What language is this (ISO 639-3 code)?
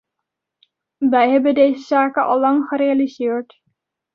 nld